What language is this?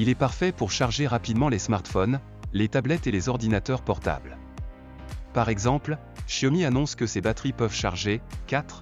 French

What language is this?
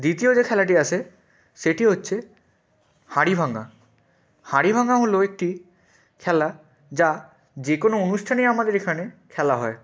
Bangla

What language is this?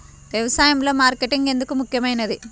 Telugu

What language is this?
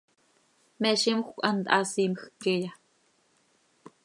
Seri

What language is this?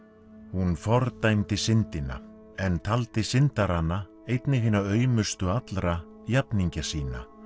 Icelandic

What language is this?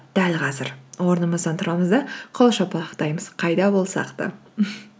Kazakh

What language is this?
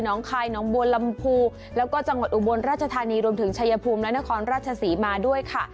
Thai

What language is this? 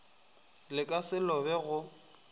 Northern Sotho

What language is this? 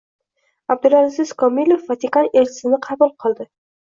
Uzbek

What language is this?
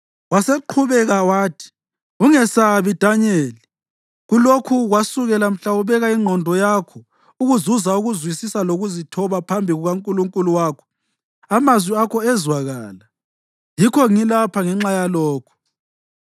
North Ndebele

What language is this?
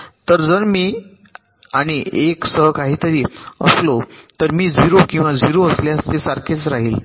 Marathi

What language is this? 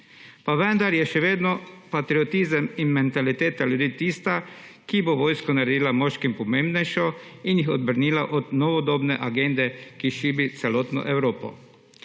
Slovenian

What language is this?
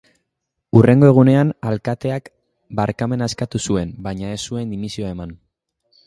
Basque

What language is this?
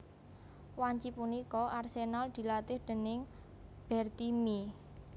Javanese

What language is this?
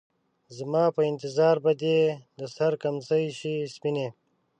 Pashto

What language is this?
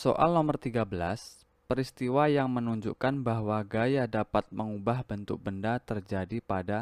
Indonesian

